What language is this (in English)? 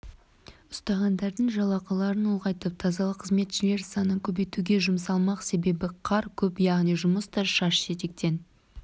Kazakh